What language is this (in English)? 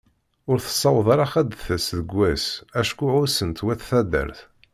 Kabyle